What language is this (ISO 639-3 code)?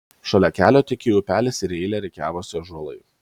lit